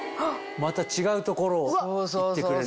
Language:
Japanese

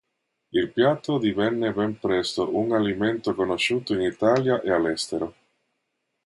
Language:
Italian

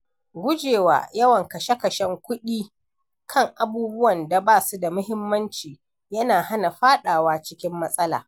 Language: Hausa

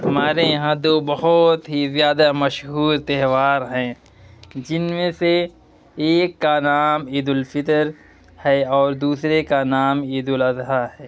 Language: Urdu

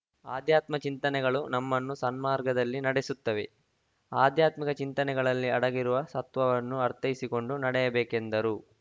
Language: Kannada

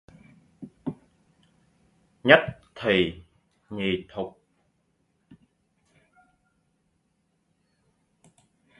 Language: Vietnamese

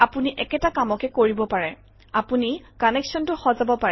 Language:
Assamese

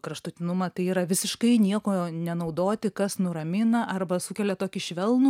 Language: Lithuanian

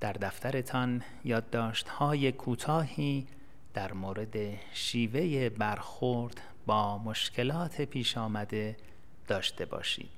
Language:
Persian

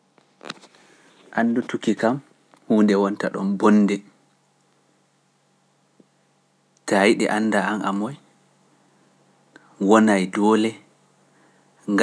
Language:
Pular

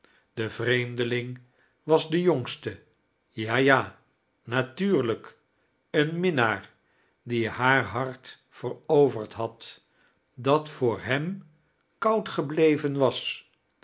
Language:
Dutch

